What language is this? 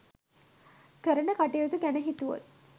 Sinhala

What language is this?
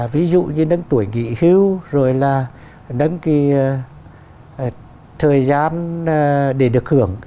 Vietnamese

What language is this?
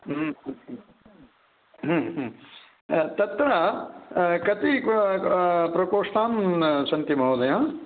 Sanskrit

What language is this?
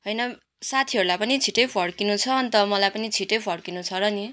Nepali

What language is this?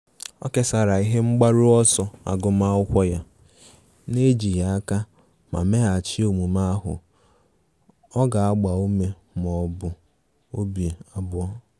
Igbo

